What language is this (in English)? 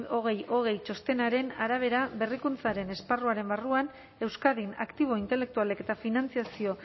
Basque